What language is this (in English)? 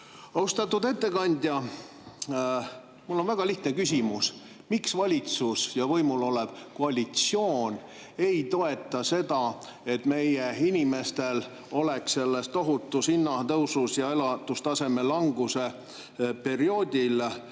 Estonian